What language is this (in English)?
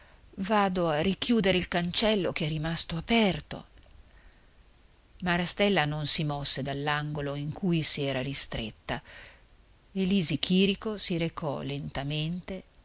Italian